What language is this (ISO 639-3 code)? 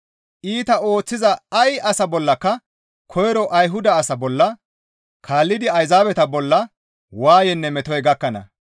gmv